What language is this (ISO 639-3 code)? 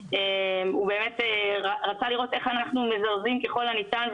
heb